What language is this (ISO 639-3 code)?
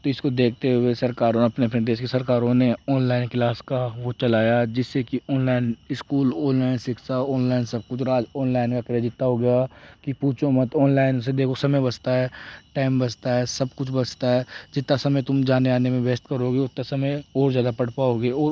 hin